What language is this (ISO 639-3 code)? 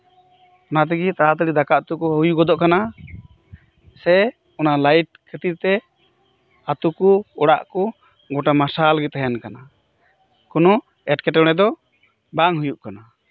sat